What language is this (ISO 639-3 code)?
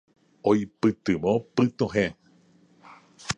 grn